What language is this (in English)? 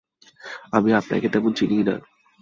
Bangla